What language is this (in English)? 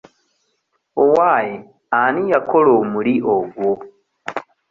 Ganda